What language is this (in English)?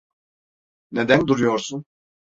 Turkish